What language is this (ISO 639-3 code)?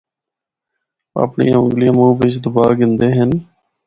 hno